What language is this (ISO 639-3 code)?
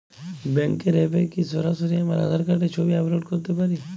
ben